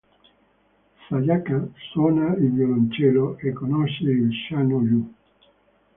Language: Italian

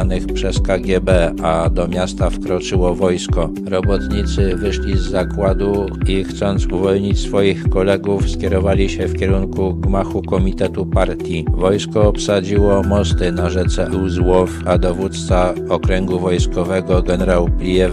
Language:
Polish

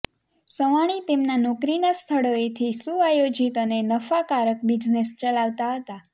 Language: Gujarati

